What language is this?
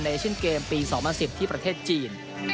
Thai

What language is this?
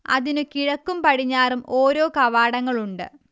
Malayalam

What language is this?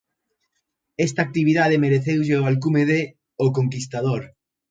Galician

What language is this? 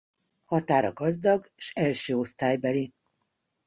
Hungarian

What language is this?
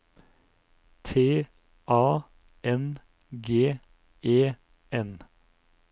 Norwegian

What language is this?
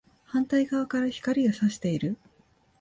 Japanese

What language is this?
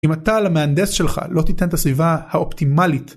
Hebrew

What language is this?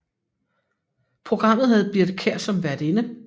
Danish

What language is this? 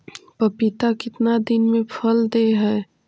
Magahi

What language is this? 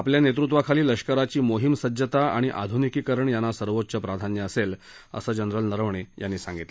Marathi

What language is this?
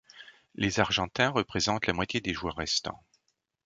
French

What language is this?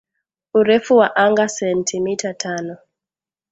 Swahili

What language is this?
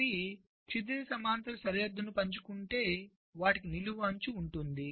Telugu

